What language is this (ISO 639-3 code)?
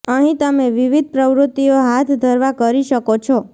guj